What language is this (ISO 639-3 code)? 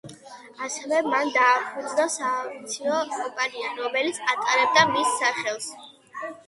kat